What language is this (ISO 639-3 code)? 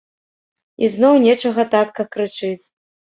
bel